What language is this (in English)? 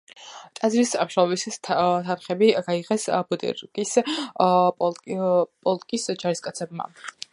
Georgian